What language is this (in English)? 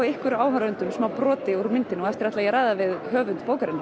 Icelandic